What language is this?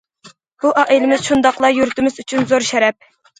Uyghur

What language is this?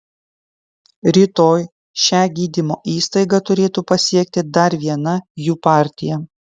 Lithuanian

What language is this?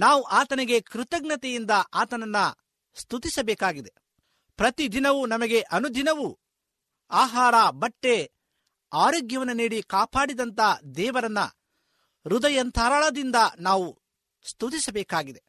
Kannada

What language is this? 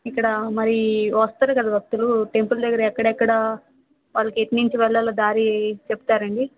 Telugu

